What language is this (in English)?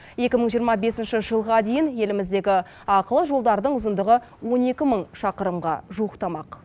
Kazakh